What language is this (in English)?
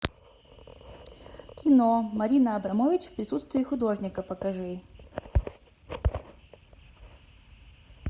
Russian